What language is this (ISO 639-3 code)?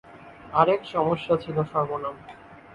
ben